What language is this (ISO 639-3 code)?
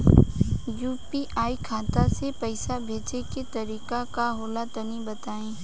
bho